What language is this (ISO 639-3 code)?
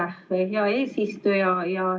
est